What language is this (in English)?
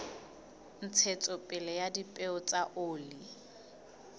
Southern Sotho